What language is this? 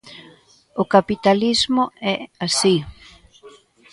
Galician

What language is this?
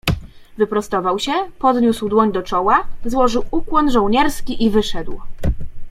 Polish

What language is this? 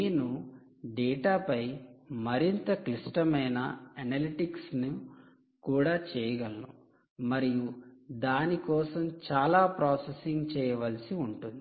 Telugu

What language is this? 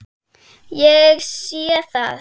Icelandic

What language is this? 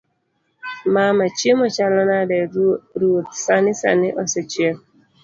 Luo (Kenya and Tanzania)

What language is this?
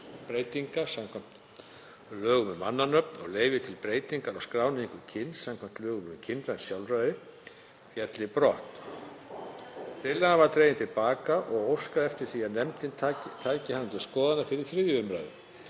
Icelandic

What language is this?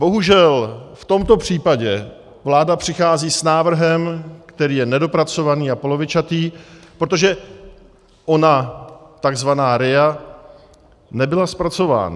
Czech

